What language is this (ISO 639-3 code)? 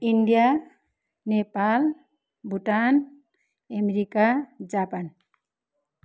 nep